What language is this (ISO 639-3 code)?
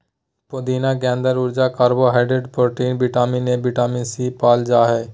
mag